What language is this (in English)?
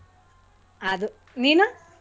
Kannada